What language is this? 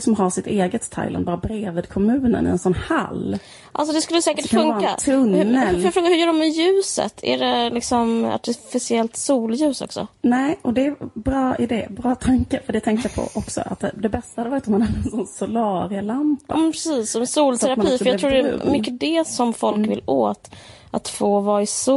Swedish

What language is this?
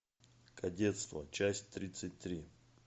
Russian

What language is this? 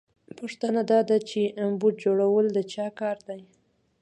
Pashto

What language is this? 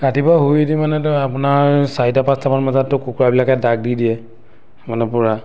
Assamese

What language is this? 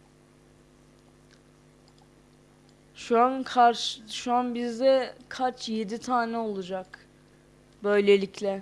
Turkish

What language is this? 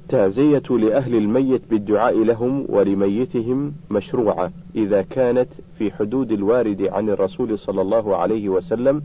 Arabic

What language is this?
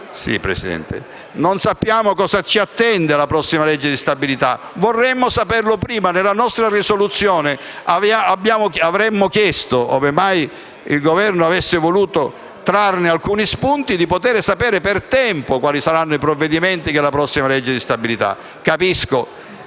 Italian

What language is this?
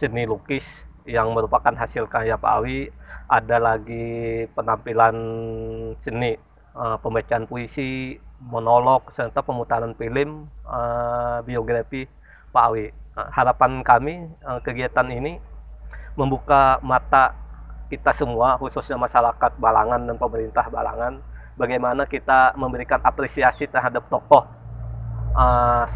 Indonesian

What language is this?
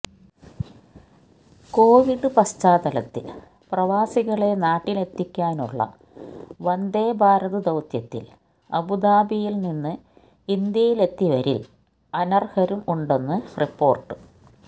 Malayalam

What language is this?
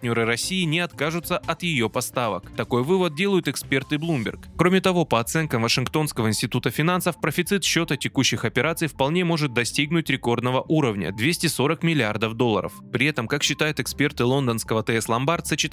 Russian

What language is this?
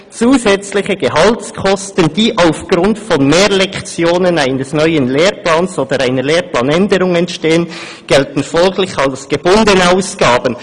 Swiss German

